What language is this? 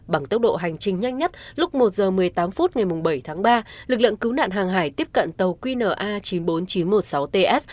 Vietnamese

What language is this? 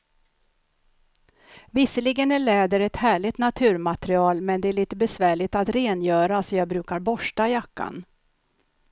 Swedish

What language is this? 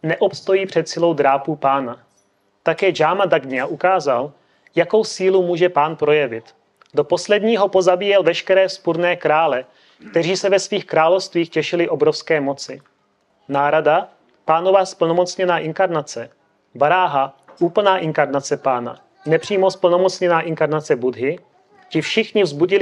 Czech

